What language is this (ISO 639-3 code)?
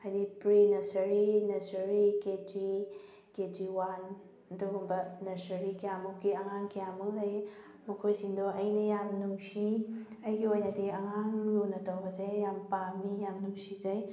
mni